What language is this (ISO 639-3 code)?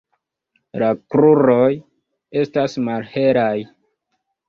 epo